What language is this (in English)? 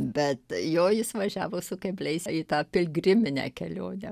Lithuanian